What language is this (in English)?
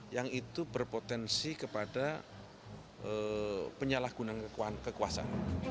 Indonesian